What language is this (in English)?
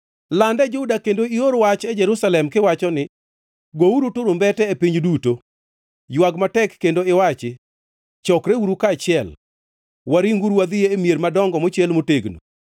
Luo (Kenya and Tanzania)